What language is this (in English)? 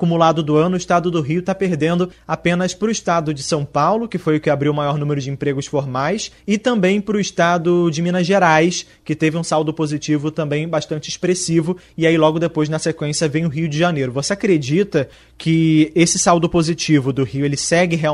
Portuguese